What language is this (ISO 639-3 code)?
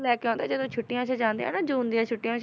pan